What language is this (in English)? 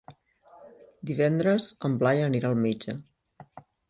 Catalan